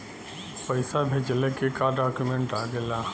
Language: Bhojpuri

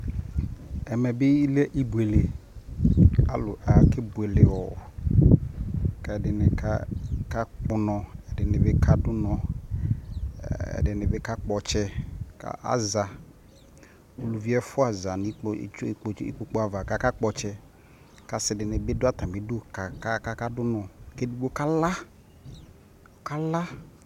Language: Ikposo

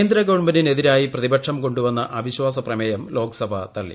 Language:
Malayalam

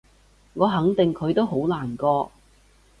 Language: Cantonese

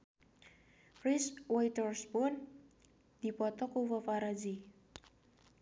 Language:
Sundanese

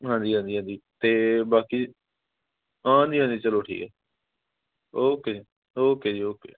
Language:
Punjabi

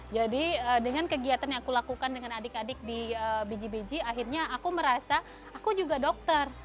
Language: Indonesian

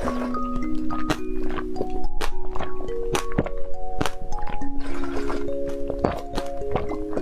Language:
Polish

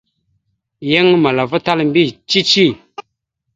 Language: Mada (Cameroon)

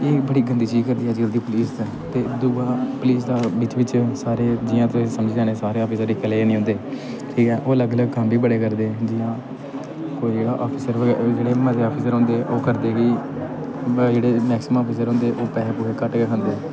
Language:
Dogri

